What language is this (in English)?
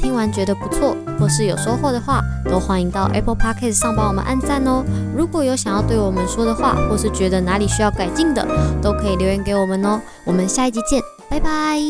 Chinese